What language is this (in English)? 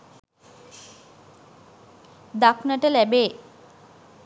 Sinhala